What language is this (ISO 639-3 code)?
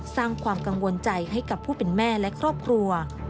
tha